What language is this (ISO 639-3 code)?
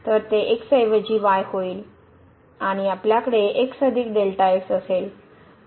mar